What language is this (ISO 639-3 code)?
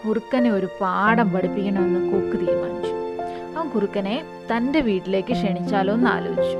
mal